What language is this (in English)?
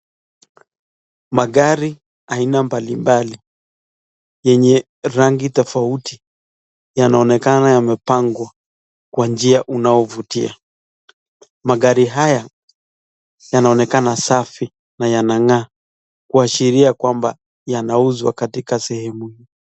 Swahili